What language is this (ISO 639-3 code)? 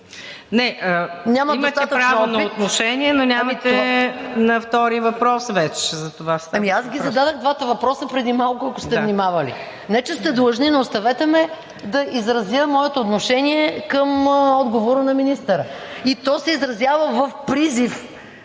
bul